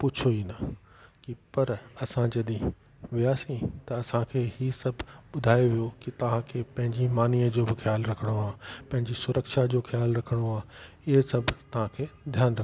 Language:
Sindhi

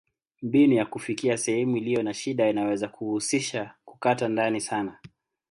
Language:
Swahili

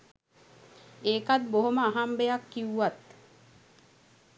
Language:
Sinhala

